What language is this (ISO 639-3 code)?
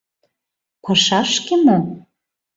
chm